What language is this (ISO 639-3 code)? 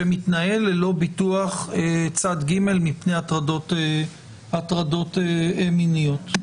heb